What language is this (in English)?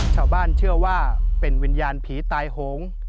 Thai